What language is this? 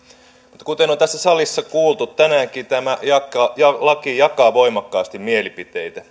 Finnish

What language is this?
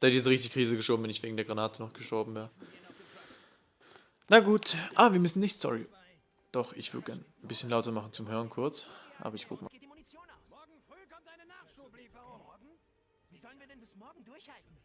German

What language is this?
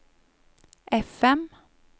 Norwegian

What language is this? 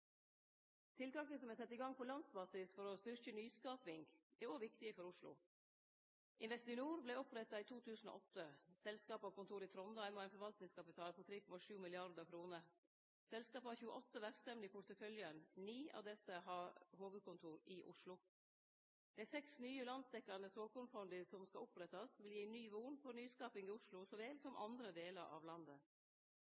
Norwegian Nynorsk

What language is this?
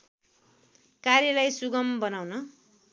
Nepali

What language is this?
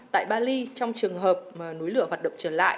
Vietnamese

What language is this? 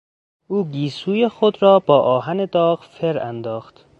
Persian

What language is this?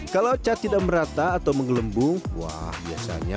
Indonesian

